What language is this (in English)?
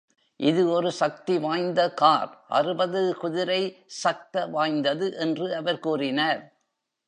Tamil